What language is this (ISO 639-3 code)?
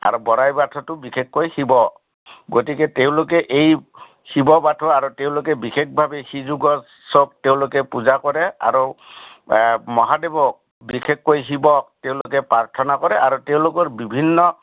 asm